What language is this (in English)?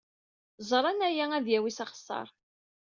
Kabyle